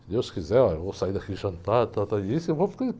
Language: Portuguese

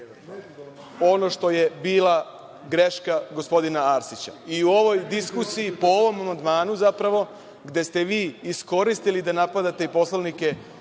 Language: Serbian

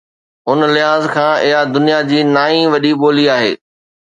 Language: Sindhi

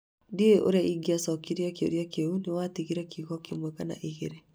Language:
Kikuyu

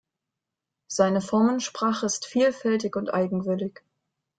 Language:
German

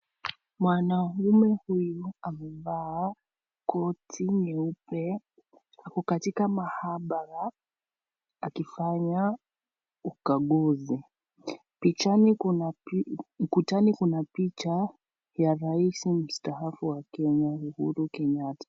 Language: Swahili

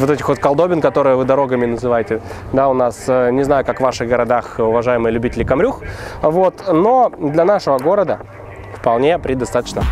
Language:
Russian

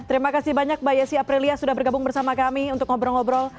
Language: Indonesian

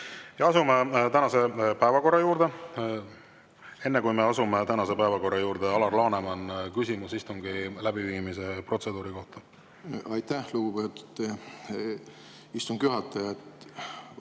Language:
Estonian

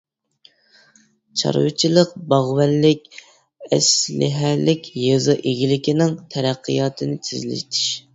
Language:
Uyghur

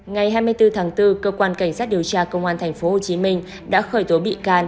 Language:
Vietnamese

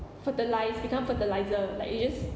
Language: English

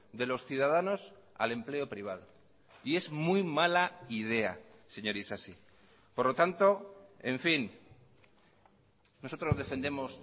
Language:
Spanish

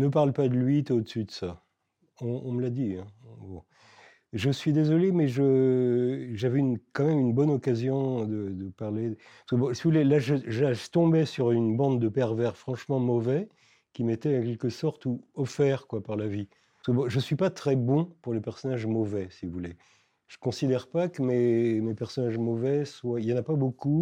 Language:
French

